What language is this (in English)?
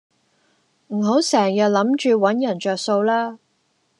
Cantonese